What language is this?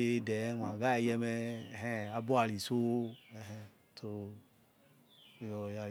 Yekhee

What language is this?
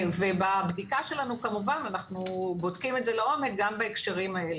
Hebrew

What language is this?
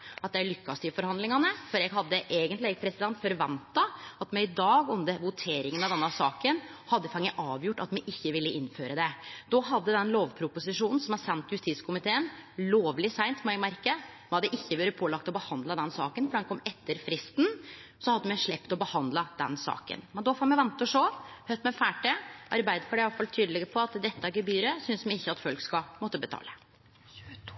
Norwegian Nynorsk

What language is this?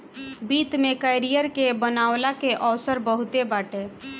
Bhojpuri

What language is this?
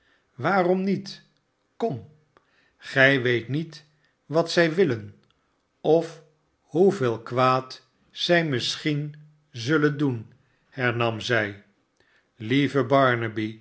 Dutch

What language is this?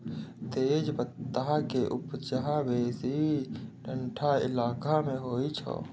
Maithili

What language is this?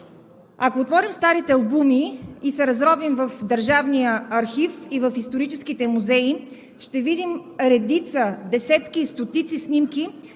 Bulgarian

